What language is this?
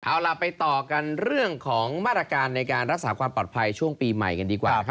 Thai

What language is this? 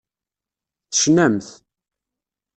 Kabyle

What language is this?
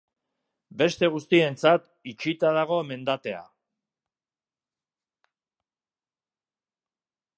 Basque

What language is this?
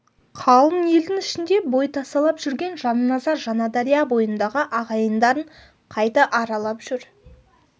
Kazakh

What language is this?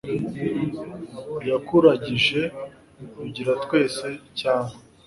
Kinyarwanda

